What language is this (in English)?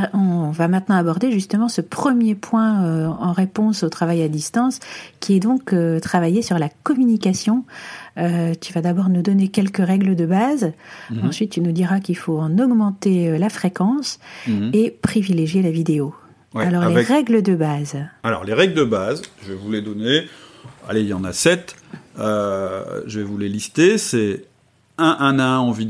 French